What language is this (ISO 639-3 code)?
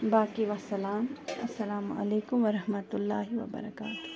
kas